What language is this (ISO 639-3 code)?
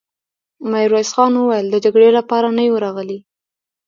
pus